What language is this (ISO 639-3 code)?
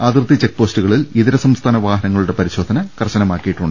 mal